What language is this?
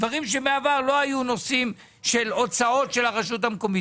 Hebrew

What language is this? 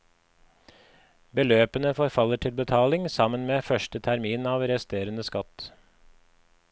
Norwegian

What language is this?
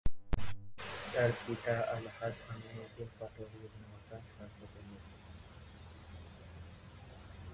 Bangla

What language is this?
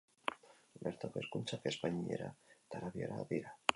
Basque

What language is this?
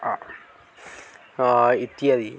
Odia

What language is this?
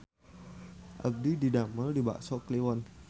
Sundanese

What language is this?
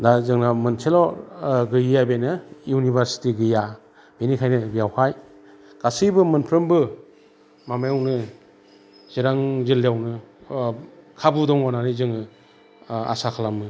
Bodo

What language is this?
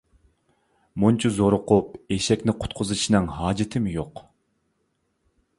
Uyghur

